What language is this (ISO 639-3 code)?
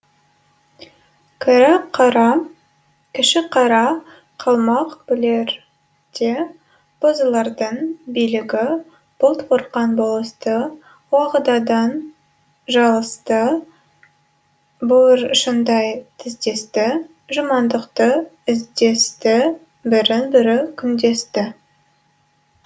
kaz